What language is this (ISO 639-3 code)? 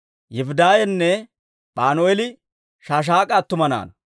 dwr